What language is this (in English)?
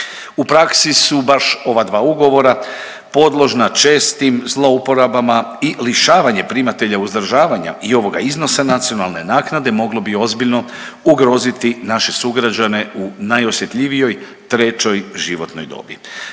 Croatian